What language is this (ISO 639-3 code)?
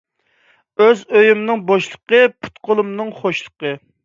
uig